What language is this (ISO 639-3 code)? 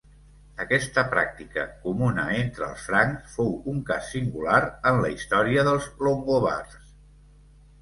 cat